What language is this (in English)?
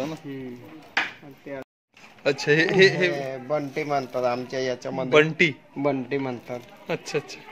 Marathi